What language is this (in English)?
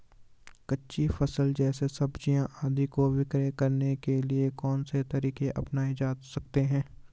Hindi